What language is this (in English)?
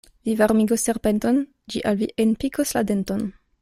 Esperanto